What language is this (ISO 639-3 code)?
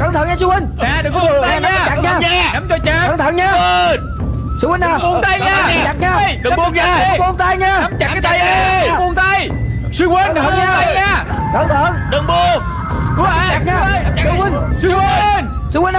vie